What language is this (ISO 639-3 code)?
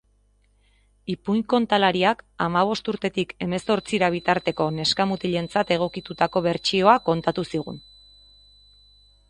eus